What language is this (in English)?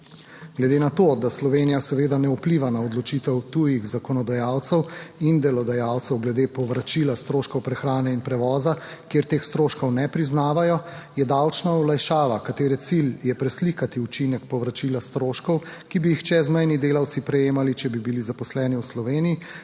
Slovenian